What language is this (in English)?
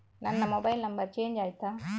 Kannada